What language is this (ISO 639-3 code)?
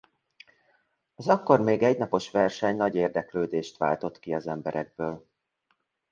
hun